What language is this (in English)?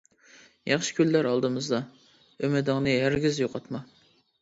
Uyghur